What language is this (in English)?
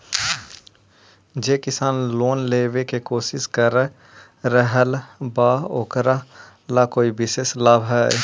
Magahi